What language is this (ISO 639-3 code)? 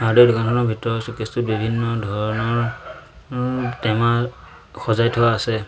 asm